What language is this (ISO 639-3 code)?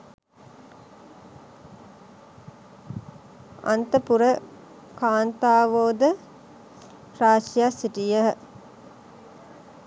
sin